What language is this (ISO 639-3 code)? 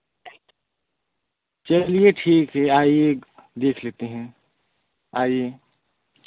hin